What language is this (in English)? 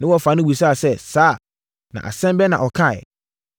Akan